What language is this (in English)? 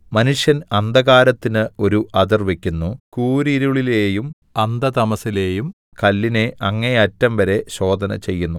Malayalam